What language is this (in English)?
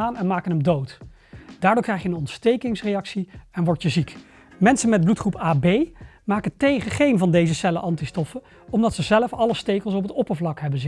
Dutch